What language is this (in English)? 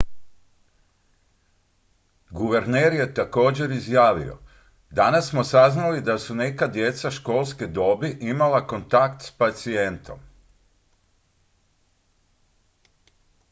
Croatian